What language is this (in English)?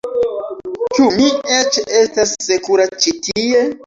Esperanto